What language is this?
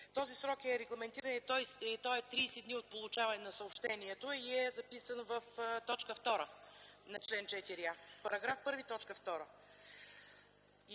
Bulgarian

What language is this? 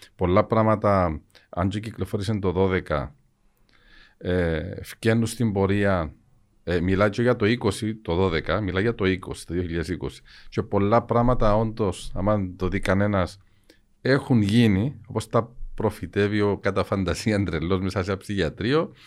Greek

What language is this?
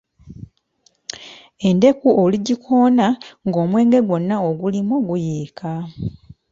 Ganda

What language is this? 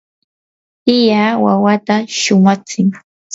Yanahuanca Pasco Quechua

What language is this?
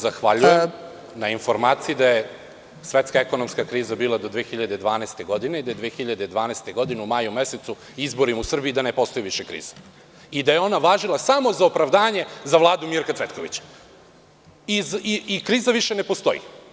Serbian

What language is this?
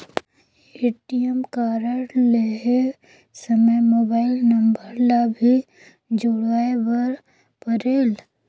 Chhattisgarhi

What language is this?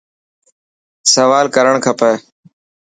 Dhatki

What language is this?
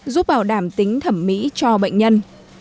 Vietnamese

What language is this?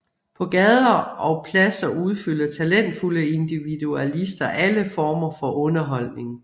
Danish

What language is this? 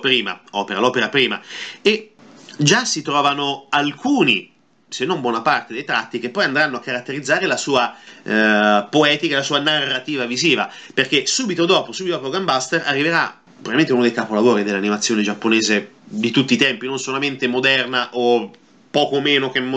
Italian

